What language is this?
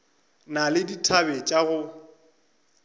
Northern Sotho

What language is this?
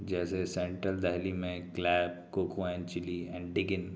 Urdu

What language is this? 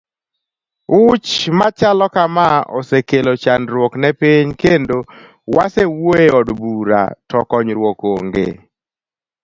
Luo (Kenya and Tanzania)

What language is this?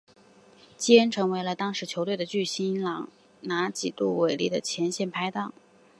Chinese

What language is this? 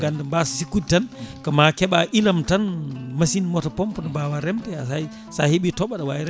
Fula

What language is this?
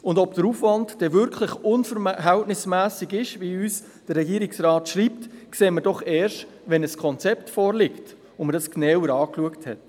Swiss German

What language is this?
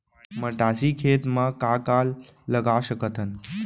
Chhattisgarhi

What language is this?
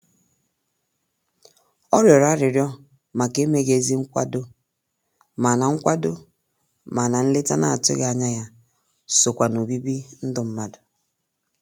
Igbo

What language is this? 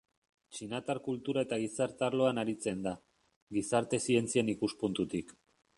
Basque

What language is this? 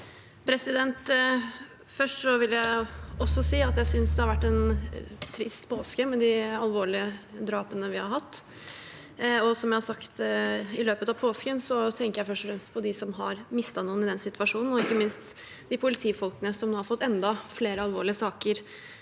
Norwegian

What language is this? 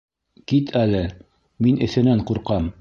Bashkir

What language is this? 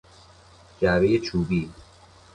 Persian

